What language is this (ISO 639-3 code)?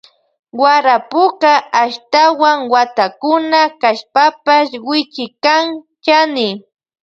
qvj